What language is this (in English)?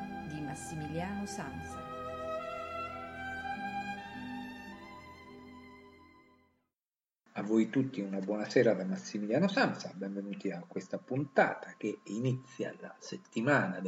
Italian